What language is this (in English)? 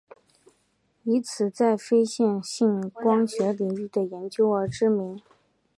Chinese